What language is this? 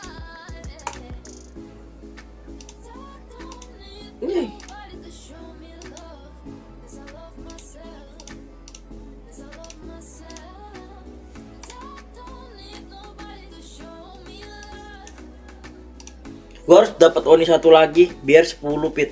Indonesian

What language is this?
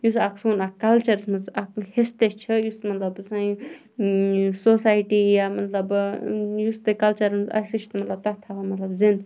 Kashmiri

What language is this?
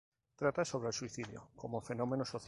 Spanish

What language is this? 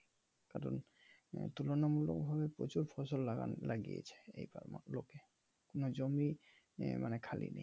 Bangla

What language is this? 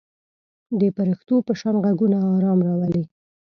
Pashto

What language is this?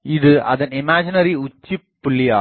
Tamil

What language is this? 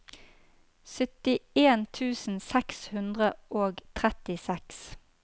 Norwegian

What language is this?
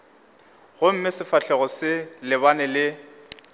Northern Sotho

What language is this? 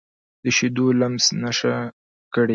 Pashto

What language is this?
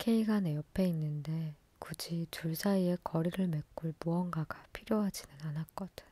Korean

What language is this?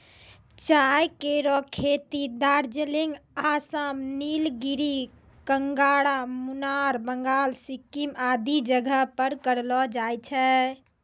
Maithili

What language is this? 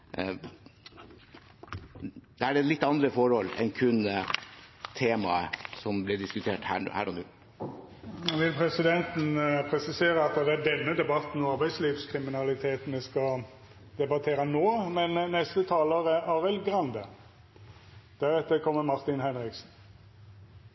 Norwegian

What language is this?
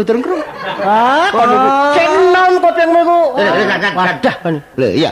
Indonesian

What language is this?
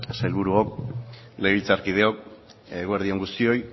Basque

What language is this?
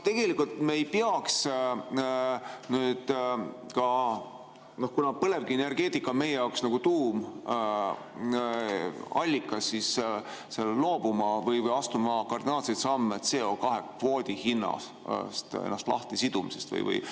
Estonian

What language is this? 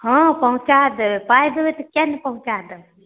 Maithili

